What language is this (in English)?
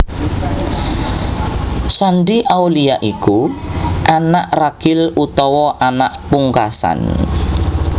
Javanese